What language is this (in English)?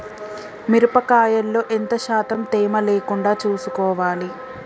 Telugu